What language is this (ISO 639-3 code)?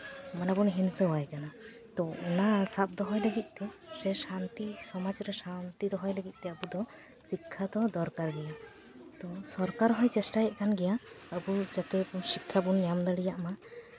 sat